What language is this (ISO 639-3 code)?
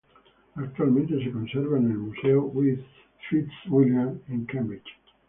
spa